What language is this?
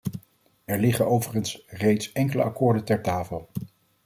Dutch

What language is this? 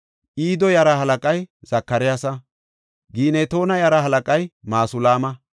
Gofa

